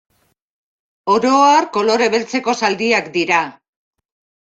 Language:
Basque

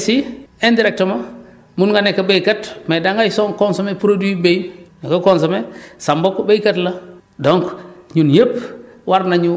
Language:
Wolof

